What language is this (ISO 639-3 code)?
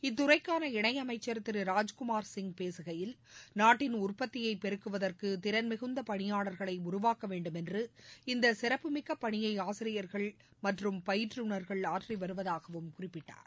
tam